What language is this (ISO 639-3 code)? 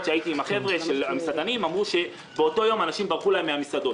heb